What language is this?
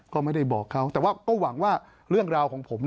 Thai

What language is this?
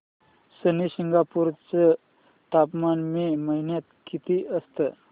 Marathi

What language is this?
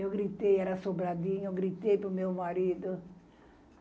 Portuguese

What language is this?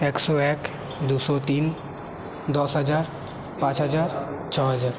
Bangla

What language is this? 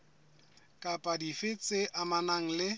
Southern Sotho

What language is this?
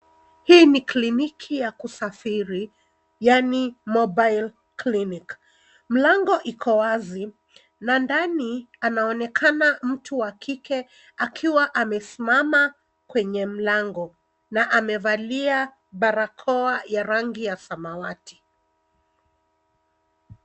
Swahili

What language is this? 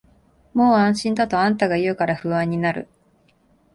Japanese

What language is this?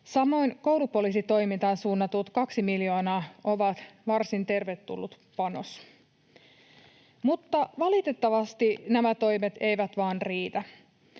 Finnish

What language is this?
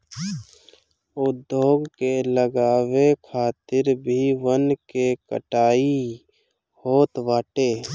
Bhojpuri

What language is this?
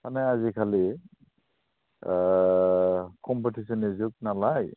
Bodo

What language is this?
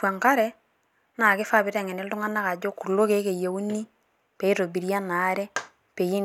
Masai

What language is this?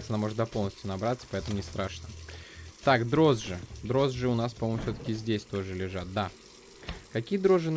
Russian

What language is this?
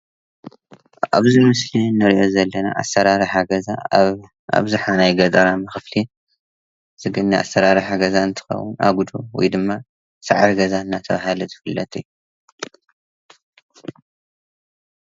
Tigrinya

